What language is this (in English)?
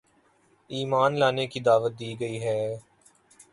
Urdu